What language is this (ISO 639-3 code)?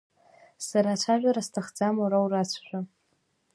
abk